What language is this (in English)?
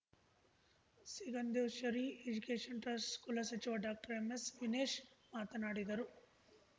Kannada